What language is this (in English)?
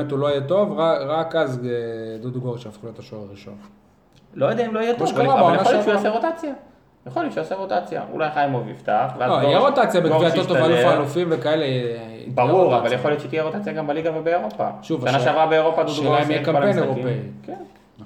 Hebrew